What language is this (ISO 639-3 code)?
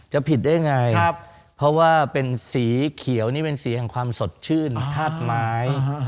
tha